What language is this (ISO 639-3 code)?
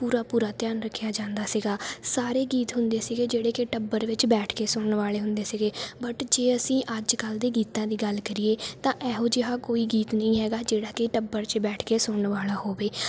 pan